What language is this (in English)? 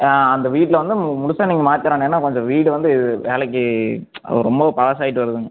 Tamil